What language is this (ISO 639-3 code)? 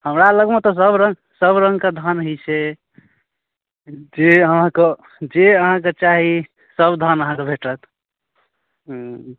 mai